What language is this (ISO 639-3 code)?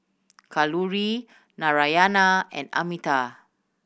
eng